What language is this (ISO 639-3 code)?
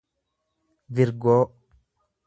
orm